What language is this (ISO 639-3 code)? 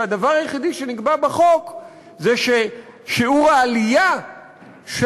heb